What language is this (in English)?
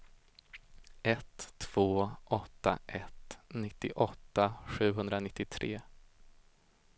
Swedish